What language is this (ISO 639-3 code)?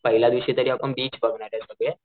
mar